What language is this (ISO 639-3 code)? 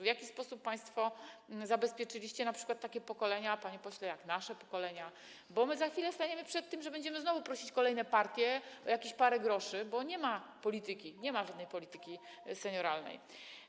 pol